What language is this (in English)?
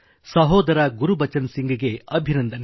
Kannada